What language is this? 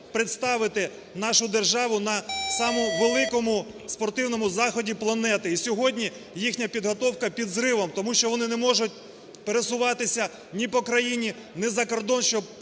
Ukrainian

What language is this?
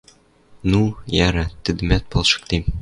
Western Mari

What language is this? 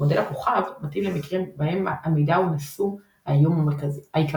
Hebrew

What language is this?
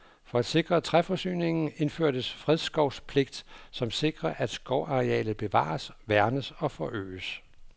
Danish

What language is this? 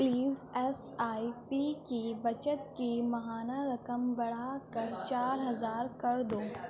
Urdu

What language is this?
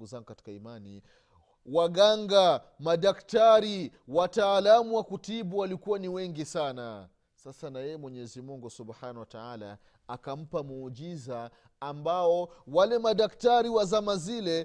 Swahili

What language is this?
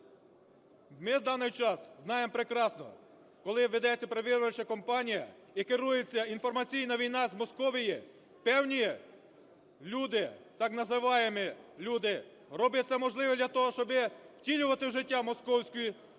Ukrainian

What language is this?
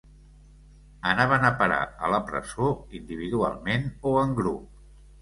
Catalan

